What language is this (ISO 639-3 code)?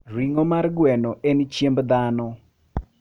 luo